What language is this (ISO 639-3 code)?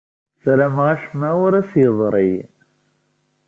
kab